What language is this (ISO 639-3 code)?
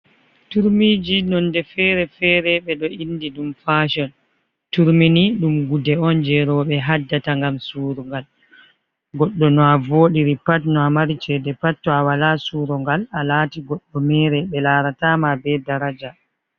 ful